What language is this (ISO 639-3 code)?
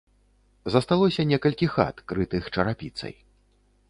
bel